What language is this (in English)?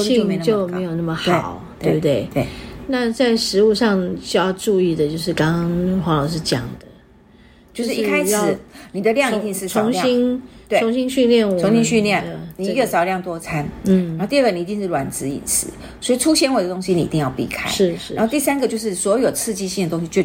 Chinese